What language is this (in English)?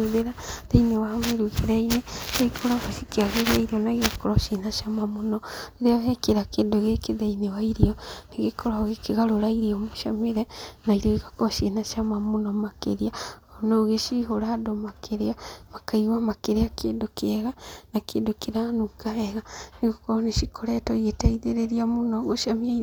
Kikuyu